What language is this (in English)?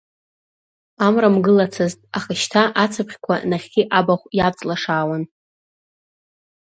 Abkhazian